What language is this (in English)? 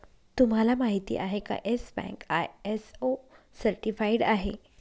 Marathi